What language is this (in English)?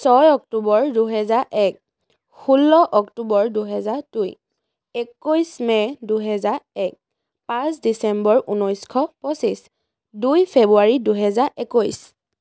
Assamese